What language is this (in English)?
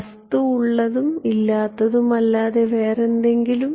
Malayalam